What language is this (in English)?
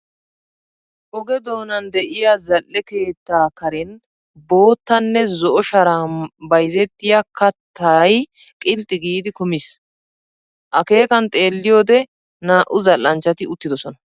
Wolaytta